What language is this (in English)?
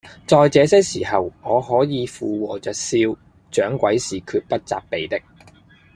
Cantonese